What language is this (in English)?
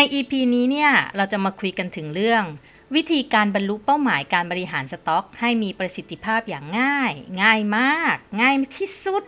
Thai